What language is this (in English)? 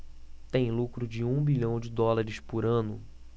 Portuguese